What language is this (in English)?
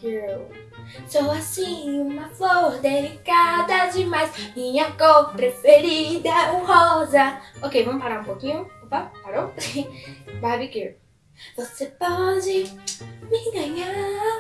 Portuguese